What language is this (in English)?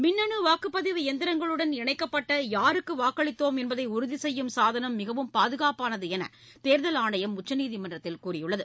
Tamil